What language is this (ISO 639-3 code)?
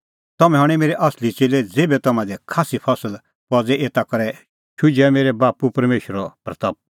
kfx